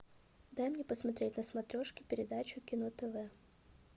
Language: Russian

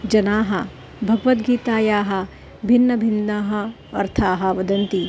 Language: Sanskrit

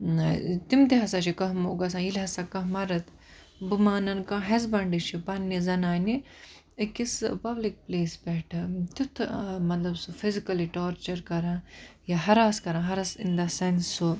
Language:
Kashmiri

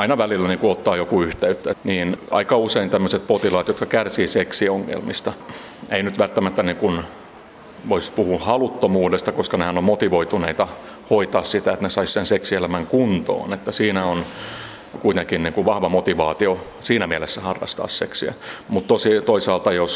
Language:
Finnish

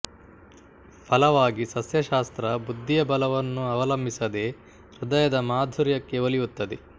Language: Kannada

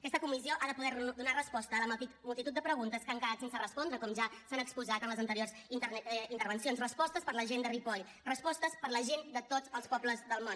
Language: Catalan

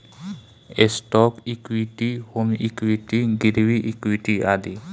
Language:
Bhojpuri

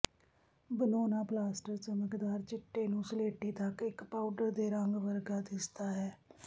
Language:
Punjabi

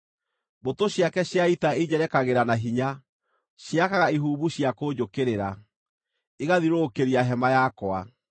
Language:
Kikuyu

